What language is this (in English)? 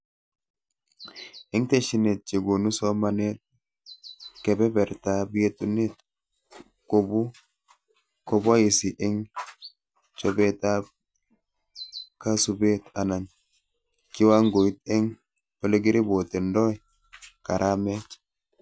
Kalenjin